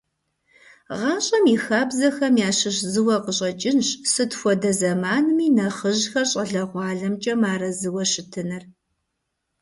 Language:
Kabardian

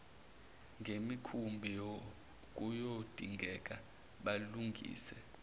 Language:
Zulu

